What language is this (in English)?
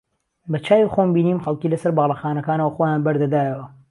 Central Kurdish